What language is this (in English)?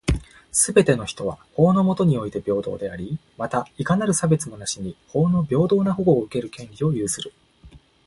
Japanese